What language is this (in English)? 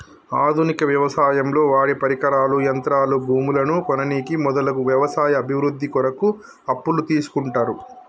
Telugu